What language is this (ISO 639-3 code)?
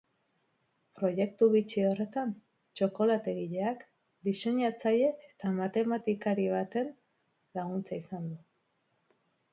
eus